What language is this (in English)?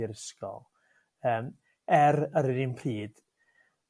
Welsh